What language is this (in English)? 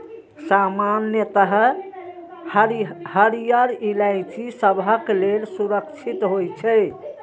Maithili